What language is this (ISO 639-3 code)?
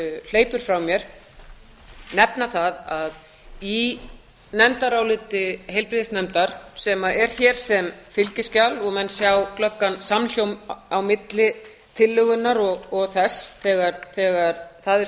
isl